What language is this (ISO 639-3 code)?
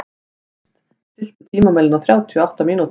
isl